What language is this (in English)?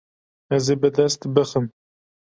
Kurdish